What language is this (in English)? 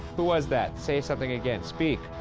English